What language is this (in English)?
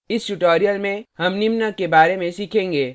Hindi